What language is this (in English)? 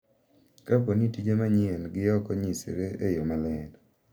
Luo (Kenya and Tanzania)